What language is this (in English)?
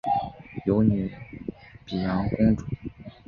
Chinese